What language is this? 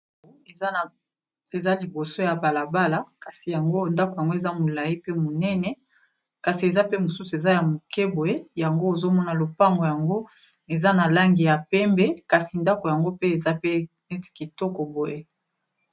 Lingala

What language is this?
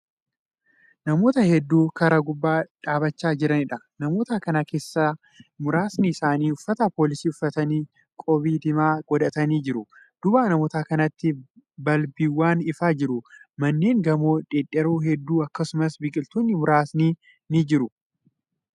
Oromo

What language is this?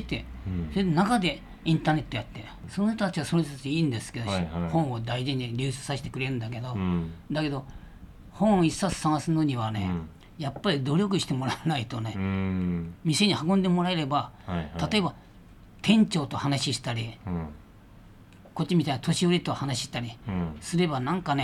Japanese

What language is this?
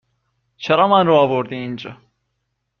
Persian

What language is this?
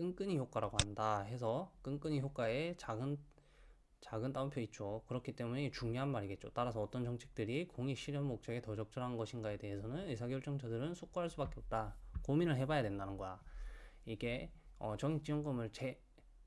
Korean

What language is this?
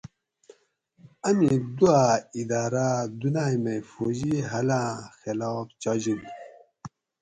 Gawri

